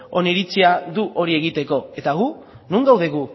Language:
Basque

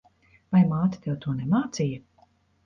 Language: Latvian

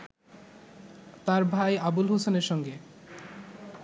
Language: Bangla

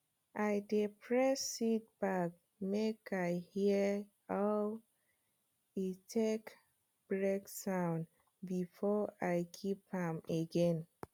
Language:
Nigerian Pidgin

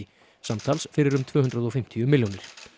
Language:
Icelandic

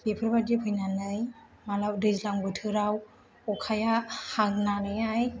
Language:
Bodo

